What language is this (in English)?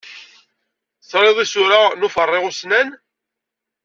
Kabyle